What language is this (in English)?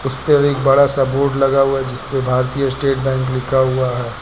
Hindi